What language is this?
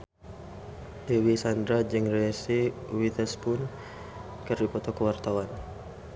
Sundanese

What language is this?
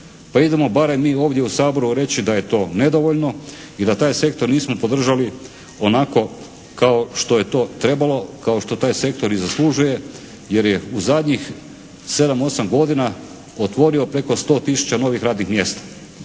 Croatian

